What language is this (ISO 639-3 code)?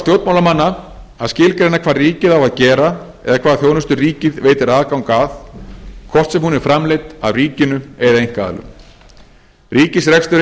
isl